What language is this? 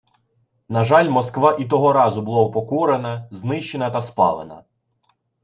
Ukrainian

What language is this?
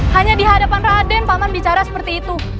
Indonesian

